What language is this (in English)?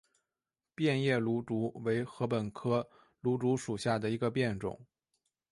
Chinese